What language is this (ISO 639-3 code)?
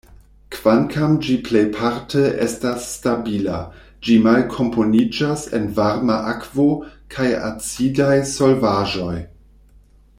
epo